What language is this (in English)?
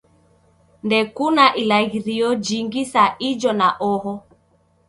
Taita